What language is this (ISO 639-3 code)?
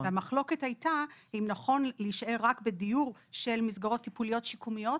heb